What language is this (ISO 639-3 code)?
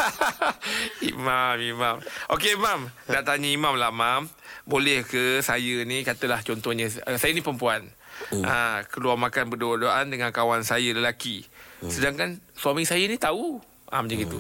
msa